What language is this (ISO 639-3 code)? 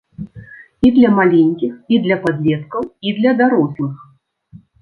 bel